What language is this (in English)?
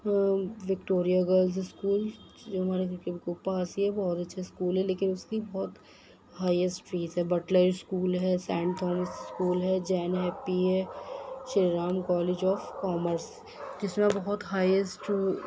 Urdu